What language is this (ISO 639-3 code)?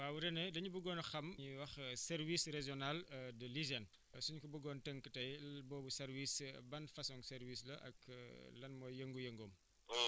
wol